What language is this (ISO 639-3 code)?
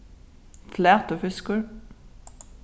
fao